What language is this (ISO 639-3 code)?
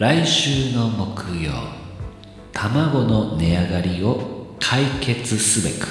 jpn